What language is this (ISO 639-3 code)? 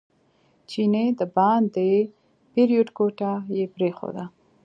pus